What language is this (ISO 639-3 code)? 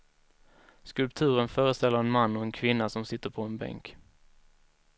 swe